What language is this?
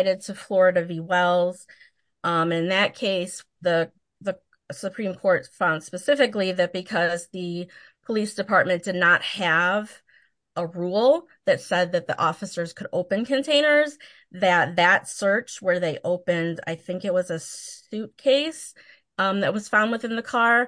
English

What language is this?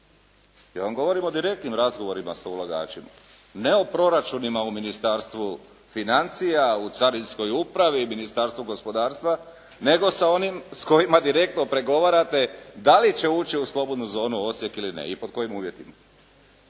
Croatian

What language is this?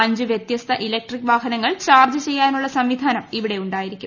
Malayalam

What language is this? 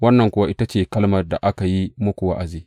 Hausa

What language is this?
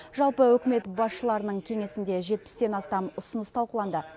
Kazakh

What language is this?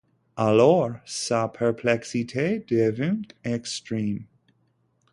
French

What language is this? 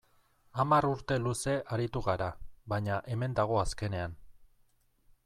Basque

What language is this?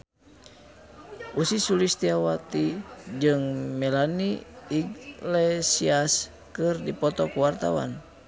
Sundanese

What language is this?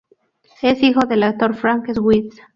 Spanish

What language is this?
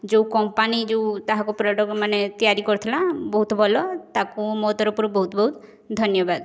Odia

